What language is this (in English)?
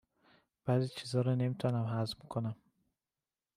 Persian